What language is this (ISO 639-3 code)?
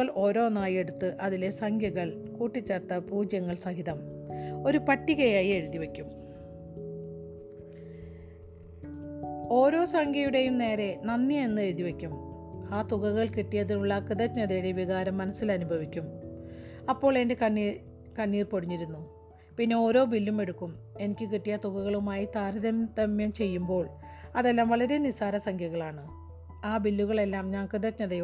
mal